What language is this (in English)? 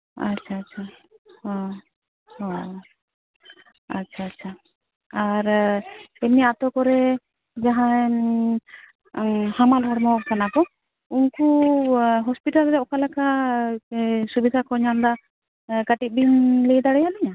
Santali